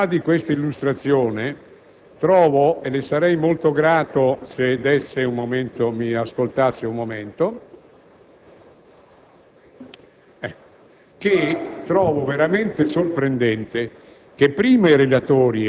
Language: Italian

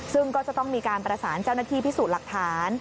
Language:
Thai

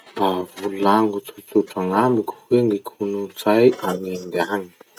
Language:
Masikoro Malagasy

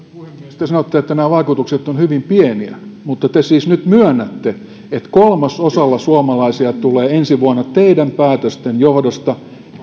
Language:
Finnish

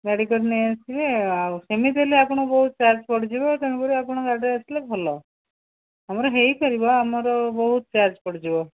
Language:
Odia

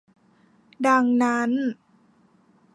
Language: Thai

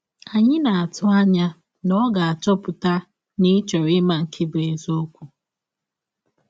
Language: Igbo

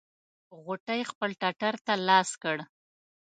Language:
Pashto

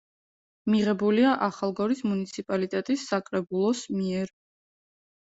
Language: Georgian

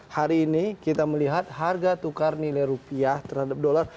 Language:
Indonesian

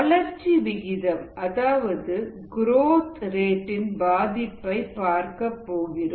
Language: Tamil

